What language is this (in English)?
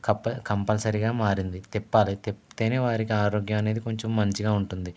Telugu